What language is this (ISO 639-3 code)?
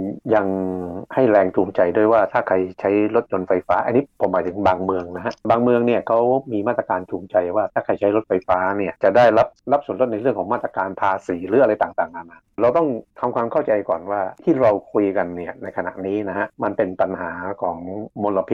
tha